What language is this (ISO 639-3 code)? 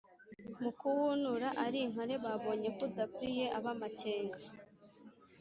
kin